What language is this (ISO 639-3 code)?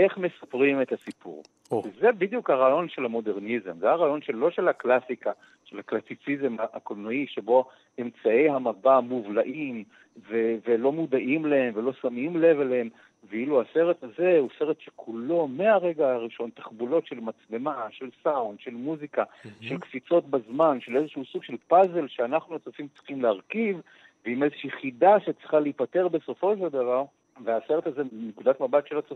heb